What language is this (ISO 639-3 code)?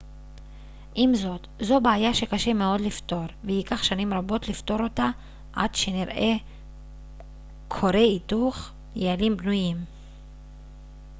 heb